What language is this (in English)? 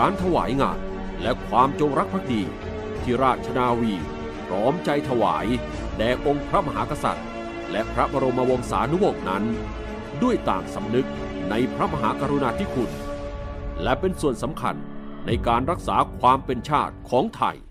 Thai